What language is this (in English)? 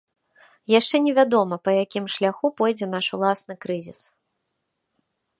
Belarusian